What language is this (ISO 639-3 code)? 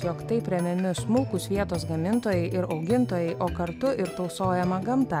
lit